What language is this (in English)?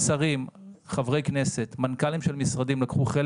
Hebrew